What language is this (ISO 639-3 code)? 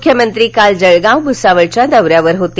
mar